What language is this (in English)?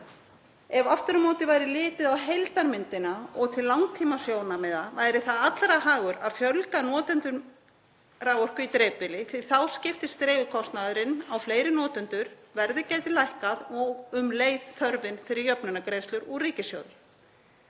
Icelandic